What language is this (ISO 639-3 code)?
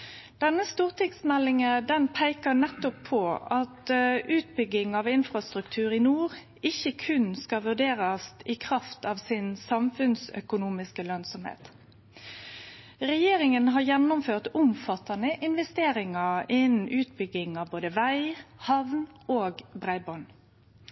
nno